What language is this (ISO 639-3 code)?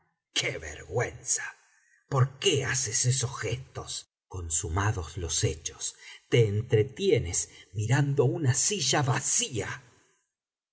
spa